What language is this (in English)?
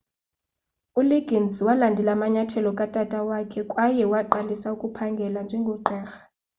Xhosa